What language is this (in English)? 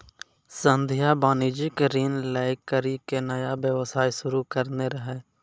Maithili